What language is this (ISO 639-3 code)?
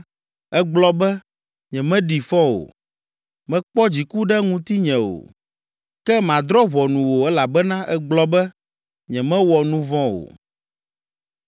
ewe